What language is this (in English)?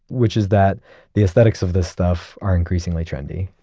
English